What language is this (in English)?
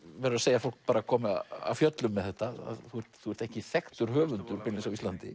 Icelandic